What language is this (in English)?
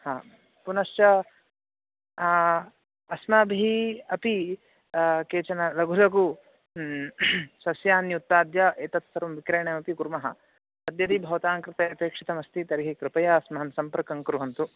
Sanskrit